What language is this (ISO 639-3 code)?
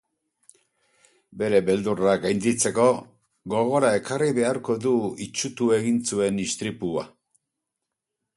eus